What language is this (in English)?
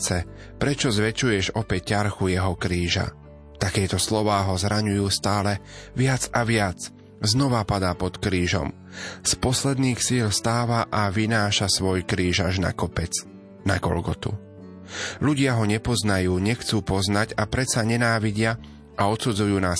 Slovak